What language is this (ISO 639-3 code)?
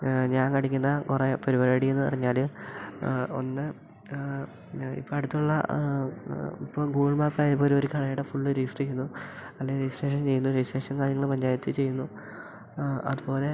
mal